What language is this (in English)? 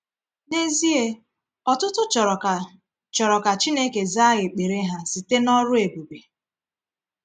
Igbo